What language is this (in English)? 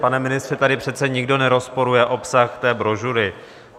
Czech